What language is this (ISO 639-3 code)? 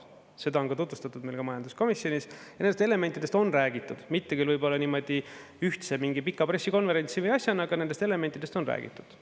est